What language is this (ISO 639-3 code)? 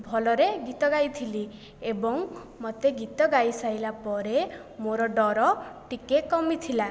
ori